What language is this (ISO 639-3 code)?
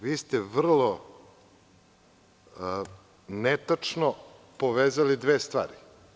srp